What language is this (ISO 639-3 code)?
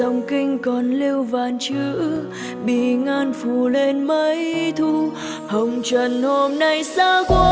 vie